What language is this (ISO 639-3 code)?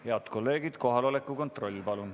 est